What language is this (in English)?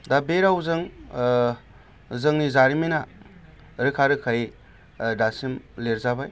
Bodo